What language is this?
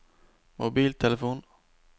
Norwegian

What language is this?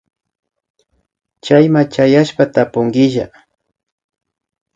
Imbabura Highland Quichua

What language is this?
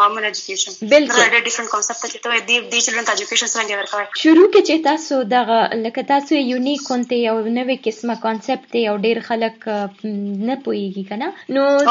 Urdu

